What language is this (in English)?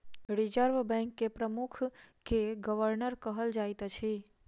Maithili